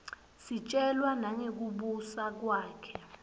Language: Swati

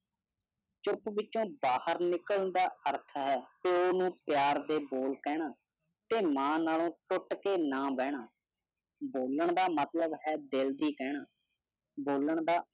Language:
Punjabi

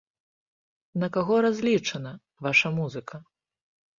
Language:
Belarusian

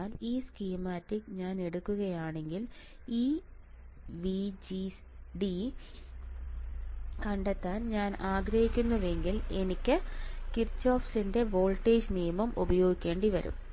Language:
Malayalam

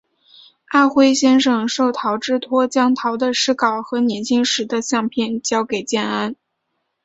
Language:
Chinese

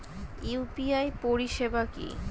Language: Bangla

